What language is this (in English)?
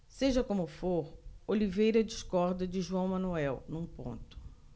Portuguese